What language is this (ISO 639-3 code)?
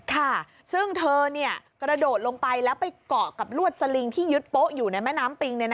tha